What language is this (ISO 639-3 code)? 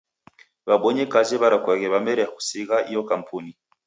dav